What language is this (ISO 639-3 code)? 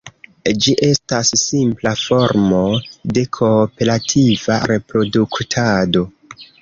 epo